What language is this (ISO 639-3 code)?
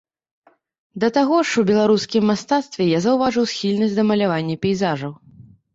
bel